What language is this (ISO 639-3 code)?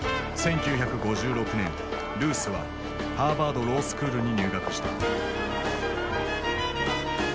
jpn